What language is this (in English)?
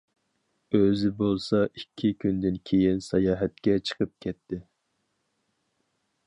Uyghur